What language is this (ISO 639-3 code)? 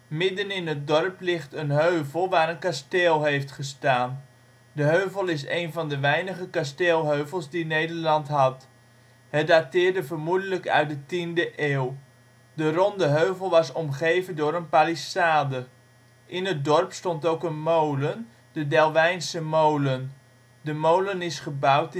nld